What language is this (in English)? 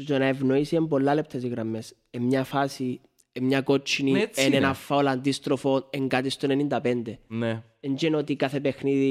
Greek